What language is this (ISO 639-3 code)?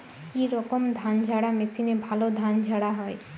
ben